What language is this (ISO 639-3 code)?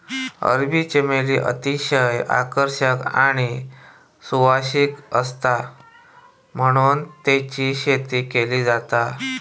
mar